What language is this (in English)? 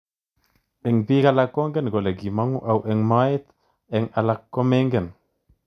Kalenjin